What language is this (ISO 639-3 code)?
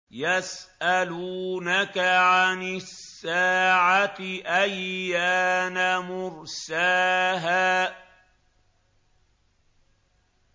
ara